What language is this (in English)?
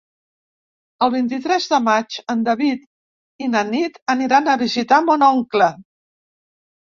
Catalan